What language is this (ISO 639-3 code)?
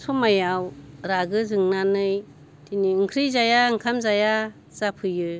brx